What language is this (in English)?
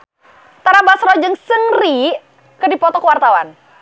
Sundanese